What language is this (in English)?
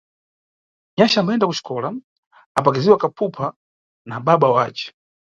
Nyungwe